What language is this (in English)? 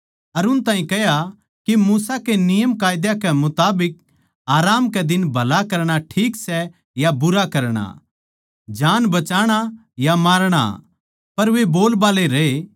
Haryanvi